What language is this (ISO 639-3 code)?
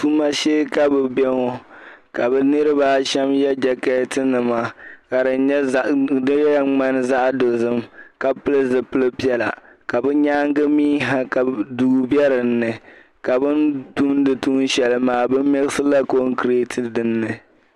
dag